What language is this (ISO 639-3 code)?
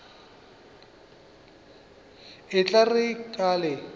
nso